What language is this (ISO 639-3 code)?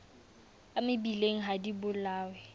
sot